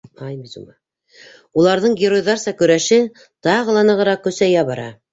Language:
Bashkir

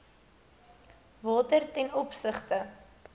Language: Afrikaans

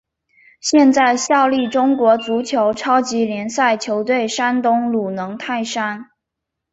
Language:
Chinese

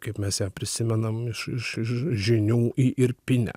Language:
Lithuanian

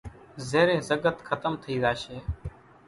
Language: Kachi Koli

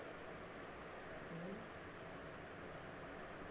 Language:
Kannada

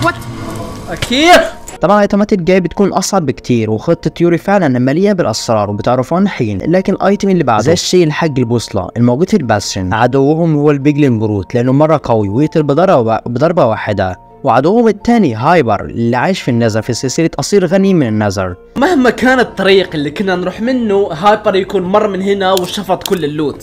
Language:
Arabic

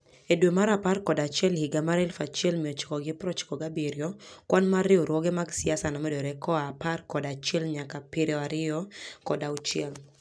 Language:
Luo (Kenya and Tanzania)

